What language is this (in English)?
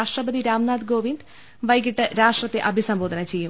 Malayalam